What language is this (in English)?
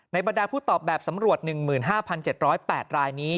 Thai